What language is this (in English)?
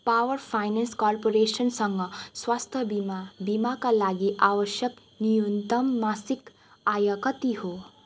Nepali